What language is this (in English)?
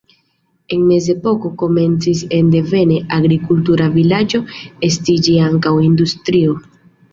Esperanto